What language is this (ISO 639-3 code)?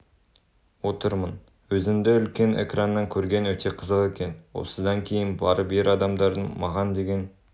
kaz